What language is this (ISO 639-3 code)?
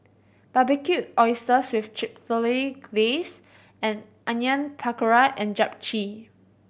eng